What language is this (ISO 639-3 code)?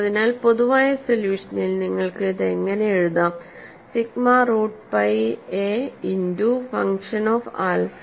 mal